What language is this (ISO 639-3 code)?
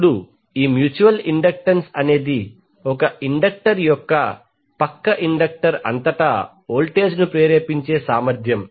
tel